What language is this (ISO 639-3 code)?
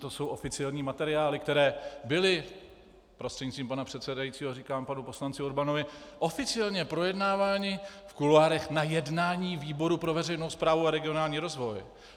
ces